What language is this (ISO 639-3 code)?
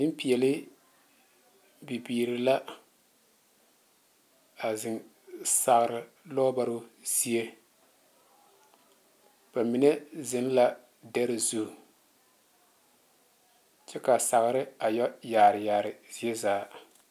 dga